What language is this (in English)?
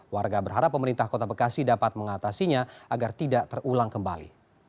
Indonesian